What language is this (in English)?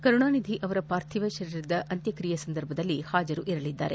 Kannada